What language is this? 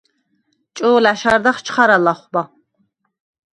Svan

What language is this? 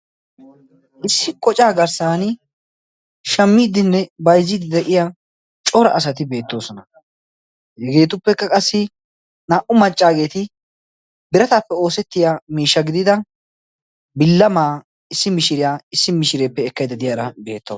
Wolaytta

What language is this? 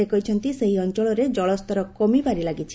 Odia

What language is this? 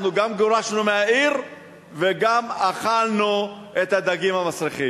Hebrew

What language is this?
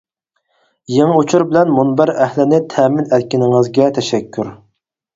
Uyghur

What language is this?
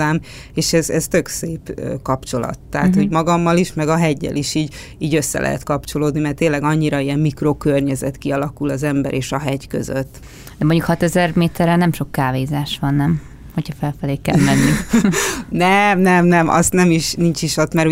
Hungarian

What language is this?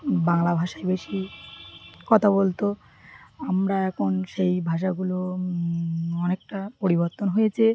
Bangla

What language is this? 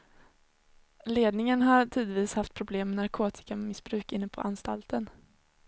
Swedish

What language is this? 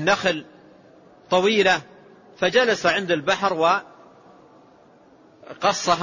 Arabic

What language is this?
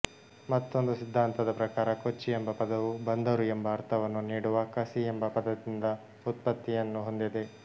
Kannada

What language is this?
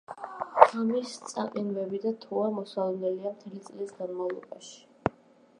Georgian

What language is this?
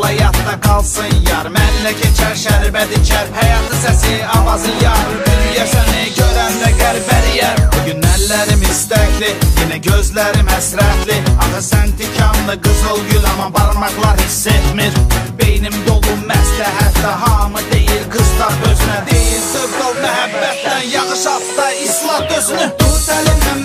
Czech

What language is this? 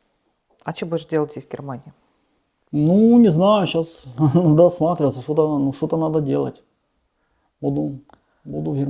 Russian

